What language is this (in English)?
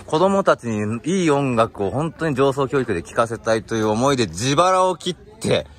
Japanese